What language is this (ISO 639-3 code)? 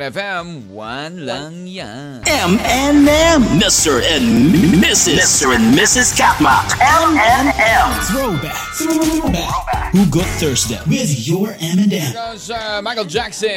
fil